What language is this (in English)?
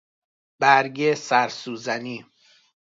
Persian